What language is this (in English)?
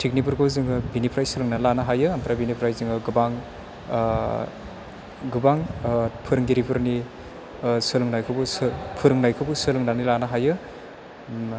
Bodo